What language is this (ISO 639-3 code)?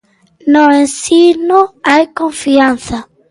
glg